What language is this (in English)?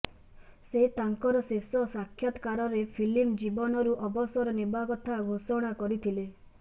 Odia